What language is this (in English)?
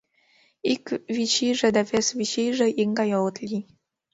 Mari